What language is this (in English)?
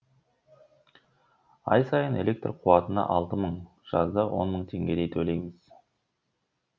Kazakh